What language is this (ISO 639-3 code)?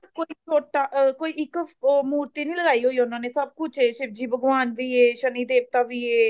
pan